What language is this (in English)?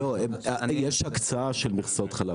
Hebrew